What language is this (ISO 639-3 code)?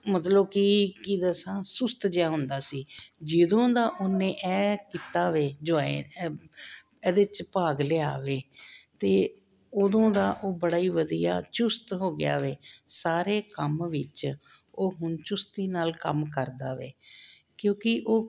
pan